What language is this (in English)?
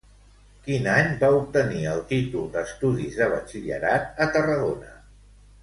Catalan